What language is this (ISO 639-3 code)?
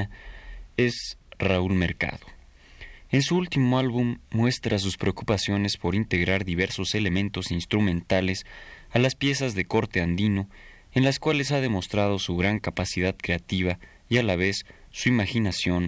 spa